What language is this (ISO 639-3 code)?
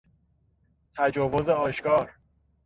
fas